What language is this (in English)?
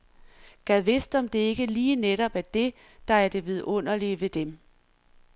Danish